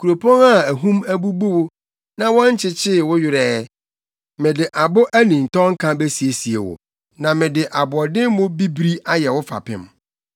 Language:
Akan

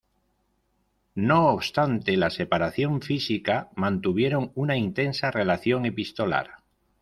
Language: Spanish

